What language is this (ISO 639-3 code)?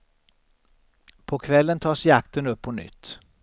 swe